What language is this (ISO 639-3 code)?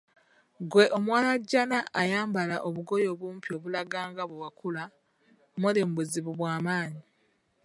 lug